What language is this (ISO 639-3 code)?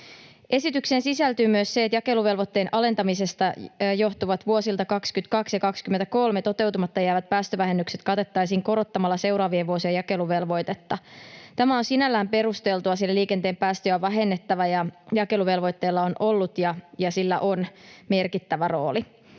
fin